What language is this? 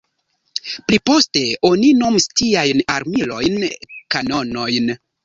Esperanto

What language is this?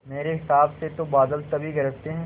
Hindi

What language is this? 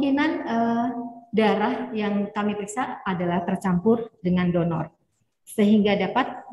Indonesian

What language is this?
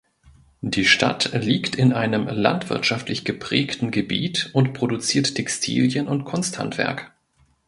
German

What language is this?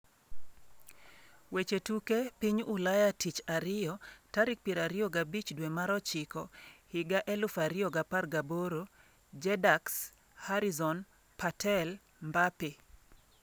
Luo (Kenya and Tanzania)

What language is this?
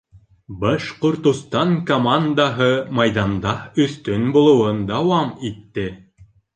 Bashkir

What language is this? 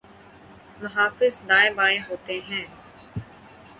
Urdu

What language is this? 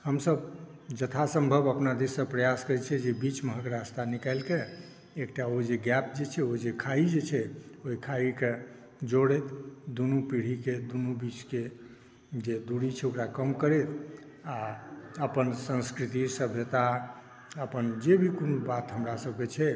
Maithili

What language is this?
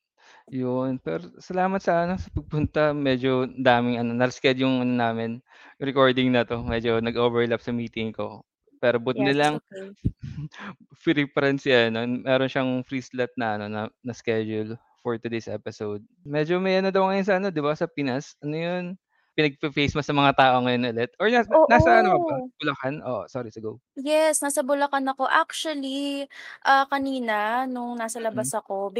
Filipino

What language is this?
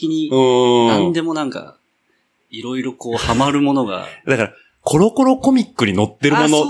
Japanese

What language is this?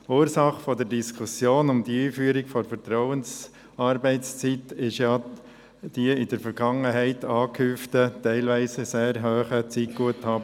Swiss German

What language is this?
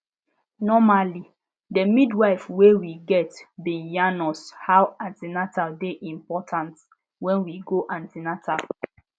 Nigerian Pidgin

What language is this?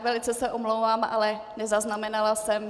Czech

